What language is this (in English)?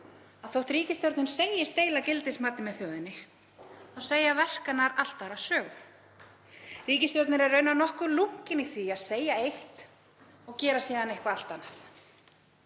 Icelandic